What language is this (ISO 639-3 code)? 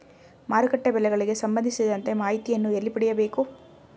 kan